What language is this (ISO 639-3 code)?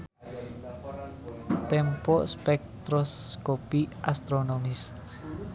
sun